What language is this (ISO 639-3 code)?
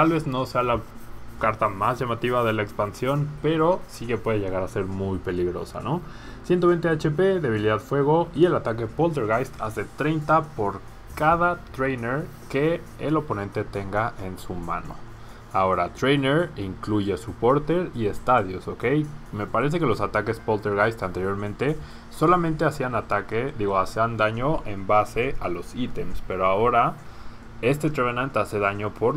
spa